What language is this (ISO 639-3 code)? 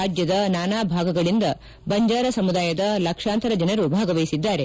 kan